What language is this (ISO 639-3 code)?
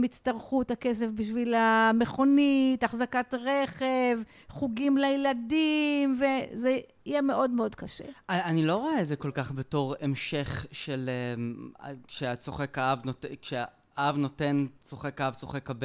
heb